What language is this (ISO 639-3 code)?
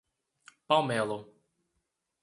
por